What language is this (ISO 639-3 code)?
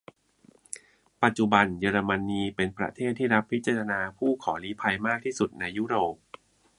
tha